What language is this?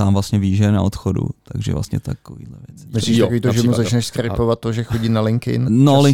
Czech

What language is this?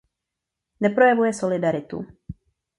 Czech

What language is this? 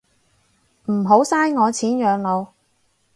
Cantonese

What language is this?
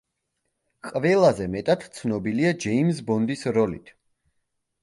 Georgian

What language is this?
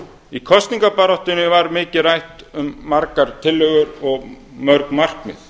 Icelandic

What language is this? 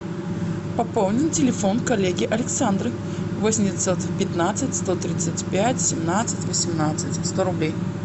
Russian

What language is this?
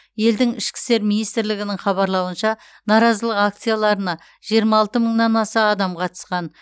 Kazakh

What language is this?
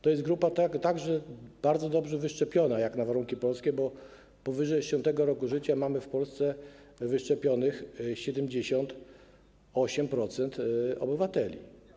Polish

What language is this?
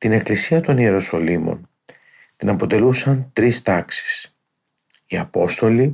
Greek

